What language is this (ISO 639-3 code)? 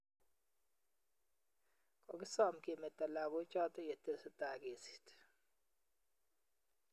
kln